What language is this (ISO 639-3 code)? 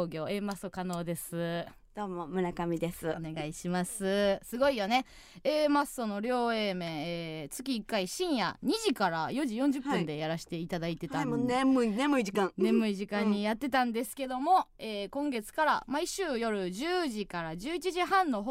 jpn